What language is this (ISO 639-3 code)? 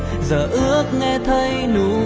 vie